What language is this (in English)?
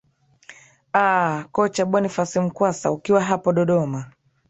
Swahili